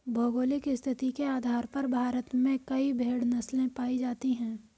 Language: Hindi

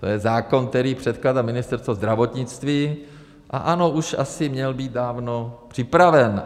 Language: Czech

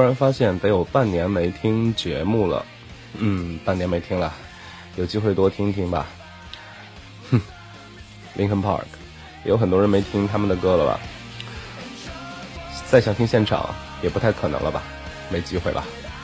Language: Chinese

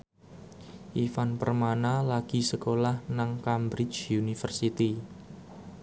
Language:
Javanese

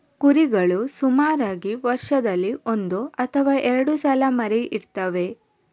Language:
Kannada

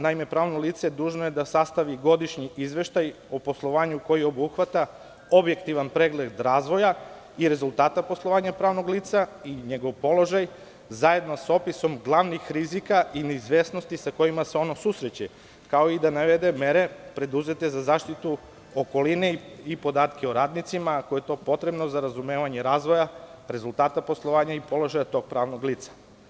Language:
Serbian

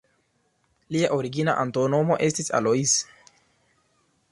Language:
Esperanto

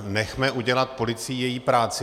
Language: Czech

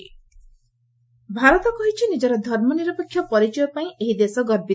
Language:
Odia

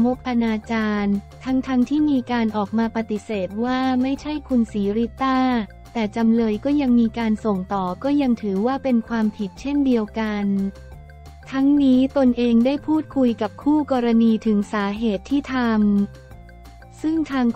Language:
Thai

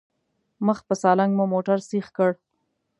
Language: Pashto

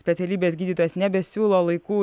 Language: Lithuanian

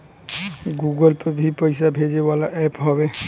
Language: Bhojpuri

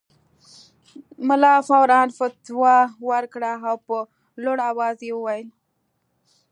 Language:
Pashto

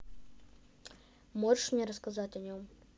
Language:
Russian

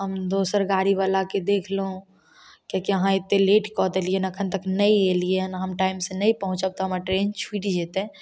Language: Maithili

